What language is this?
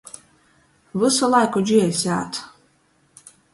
Latgalian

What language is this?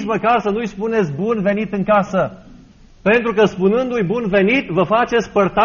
Romanian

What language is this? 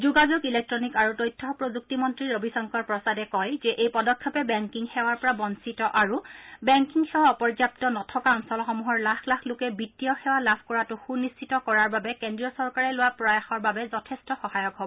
Assamese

